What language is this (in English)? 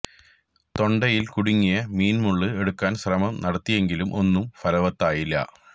Malayalam